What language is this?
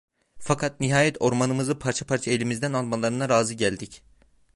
Turkish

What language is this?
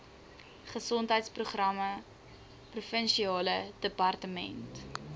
Afrikaans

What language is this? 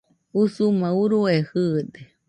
Nüpode Huitoto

